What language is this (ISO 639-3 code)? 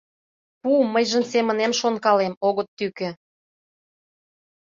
chm